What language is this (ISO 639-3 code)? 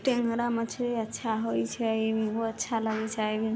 mai